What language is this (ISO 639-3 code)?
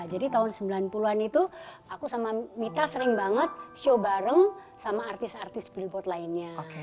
ind